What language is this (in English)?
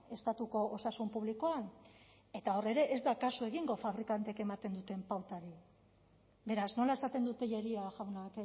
Basque